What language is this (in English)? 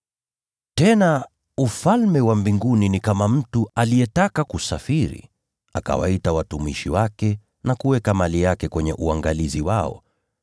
Swahili